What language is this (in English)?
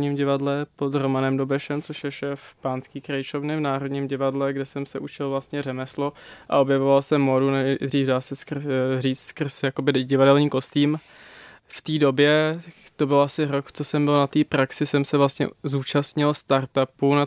Czech